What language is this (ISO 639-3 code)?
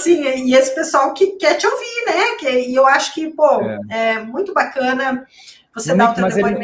por